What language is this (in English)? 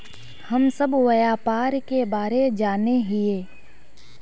Magahi